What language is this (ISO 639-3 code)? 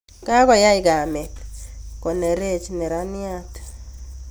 kln